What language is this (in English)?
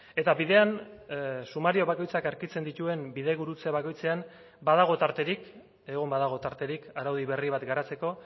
Basque